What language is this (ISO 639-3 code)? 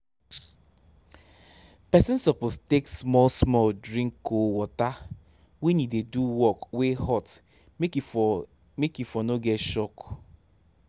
pcm